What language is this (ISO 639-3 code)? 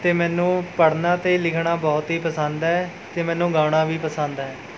pan